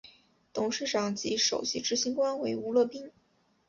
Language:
Chinese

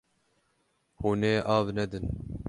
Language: Kurdish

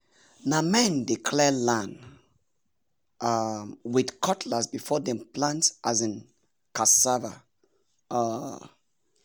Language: Nigerian Pidgin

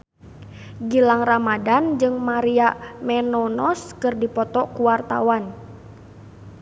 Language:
Sundanese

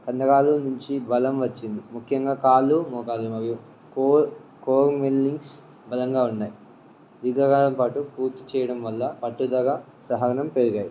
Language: Telugu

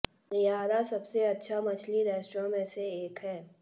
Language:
Hindi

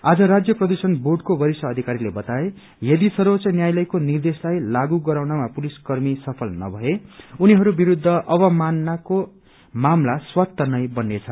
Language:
Nepali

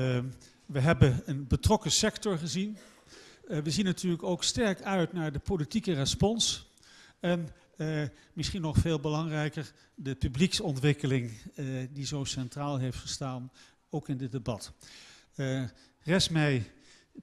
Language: Dutch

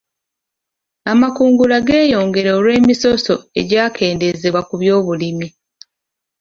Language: Ganda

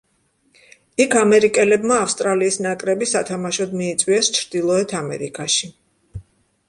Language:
Georgian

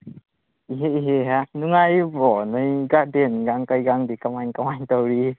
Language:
Manipuri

